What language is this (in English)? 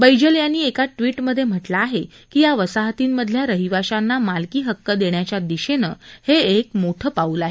Marathi